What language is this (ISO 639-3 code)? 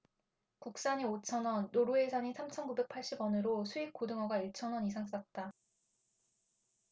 kor